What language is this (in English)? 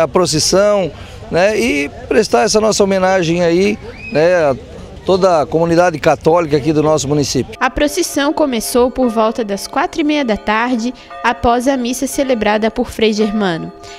Portuguese